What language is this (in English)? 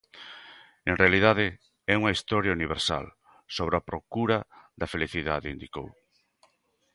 Galician